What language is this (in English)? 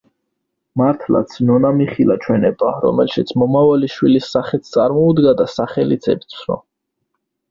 Georgian